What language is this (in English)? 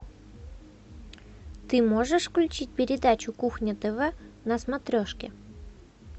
Russian